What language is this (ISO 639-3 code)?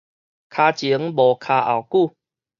nan